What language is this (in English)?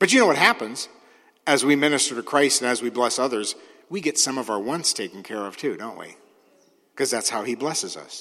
English